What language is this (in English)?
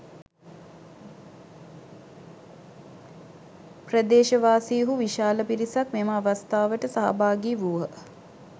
Sinhala